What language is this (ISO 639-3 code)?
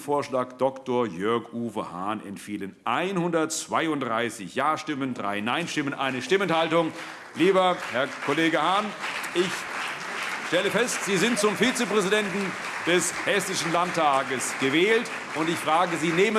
deu